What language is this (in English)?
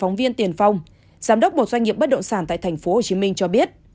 Vietnamese